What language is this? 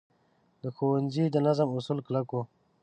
Pashto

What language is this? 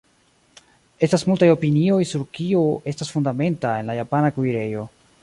Esperanto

